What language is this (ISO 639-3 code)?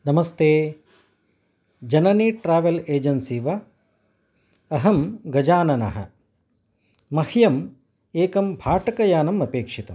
san